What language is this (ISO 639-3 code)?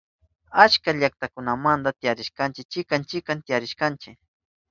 qup